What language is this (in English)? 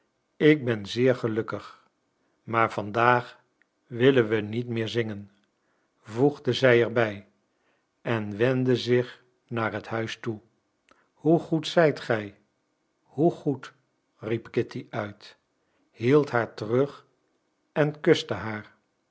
Dutch